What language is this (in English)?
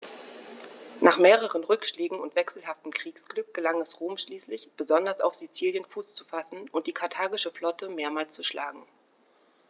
German